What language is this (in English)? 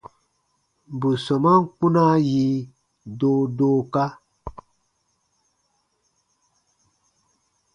Baatonum